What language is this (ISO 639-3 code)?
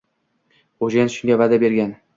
uzb